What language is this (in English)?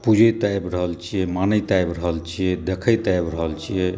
Maithili